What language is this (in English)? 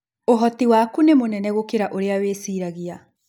Kikuyu